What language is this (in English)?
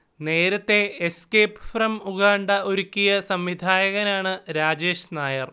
Malayalam